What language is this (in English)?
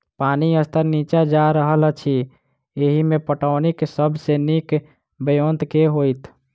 Maithili